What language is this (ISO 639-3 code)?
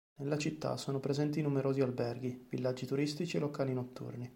ita